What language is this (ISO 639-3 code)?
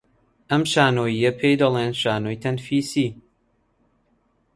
ckb